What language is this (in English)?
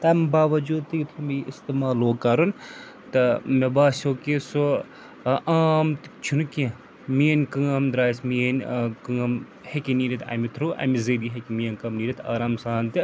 Kashmiri